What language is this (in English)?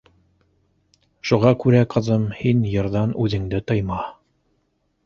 Bashkir